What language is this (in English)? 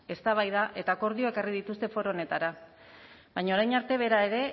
Basque